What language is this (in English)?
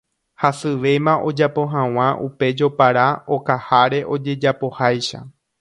Guarani